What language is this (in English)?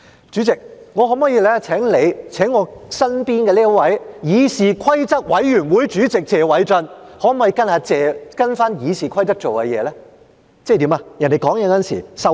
Cantonese